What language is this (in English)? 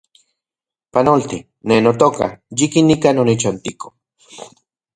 Central Puebla Nahuatl